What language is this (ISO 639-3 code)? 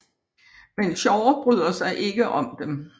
dan